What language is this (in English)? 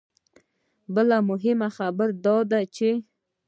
Pashto